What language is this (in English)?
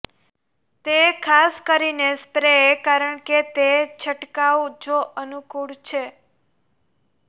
Gujarati